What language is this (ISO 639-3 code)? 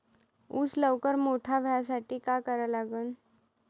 mar